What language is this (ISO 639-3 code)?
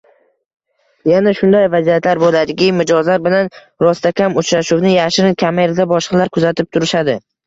uzb